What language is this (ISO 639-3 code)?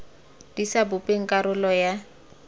tsn